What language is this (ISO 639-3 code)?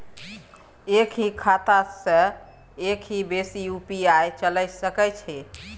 mai